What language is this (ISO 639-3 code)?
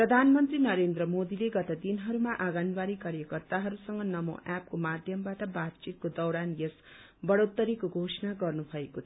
nep